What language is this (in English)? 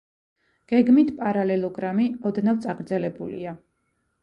Georgian